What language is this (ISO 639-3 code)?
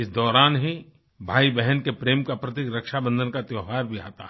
hin